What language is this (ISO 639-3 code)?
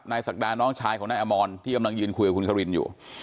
tha